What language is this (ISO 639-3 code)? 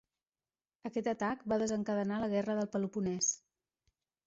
cat